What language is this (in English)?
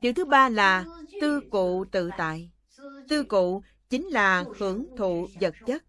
Vietnamese